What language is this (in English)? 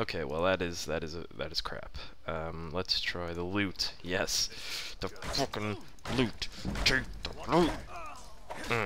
English